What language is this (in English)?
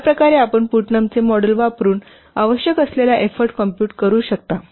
Marathi